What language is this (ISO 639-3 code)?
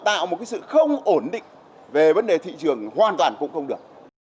vie